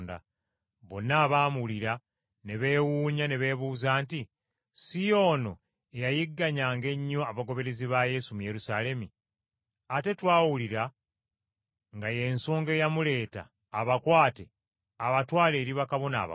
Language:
Ganda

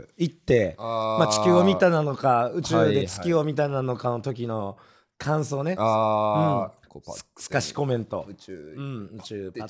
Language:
Japanese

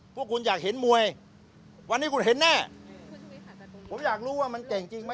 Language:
Thai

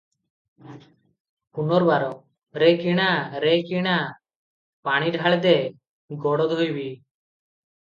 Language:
Odia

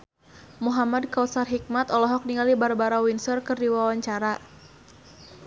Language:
Sundanese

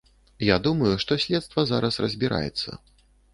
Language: Belarusian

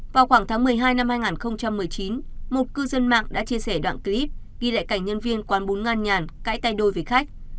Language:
Vietnamese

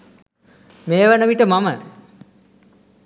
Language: Sinhala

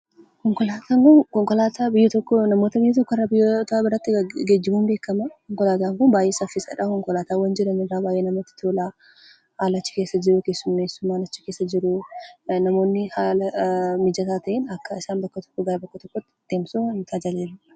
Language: Oromo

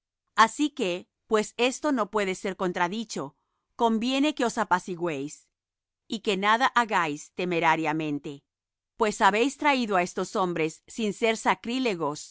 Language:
Spanish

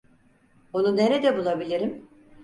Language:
Turkish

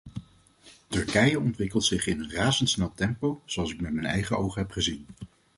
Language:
Dutch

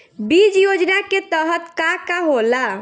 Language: Bhojpuri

